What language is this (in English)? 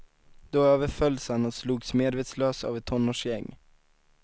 Swedish